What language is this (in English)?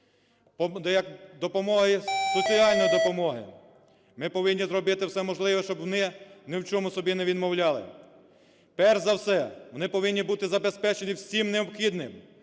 Ukrainian